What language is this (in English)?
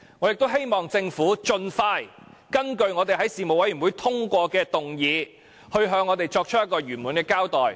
Cantonese